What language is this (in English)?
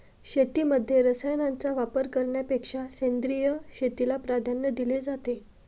Marathi